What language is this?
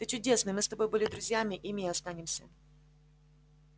Russian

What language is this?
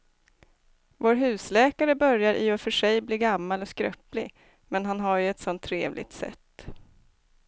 Swedish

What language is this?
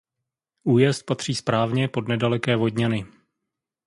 Czech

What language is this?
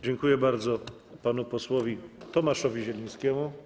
Polish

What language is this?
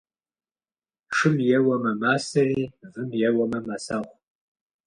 Kabardian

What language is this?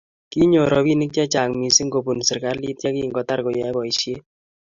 Kalenjin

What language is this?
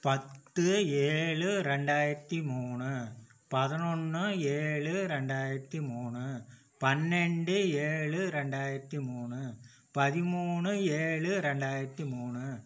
Tamil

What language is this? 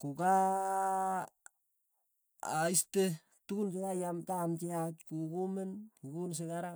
Tugen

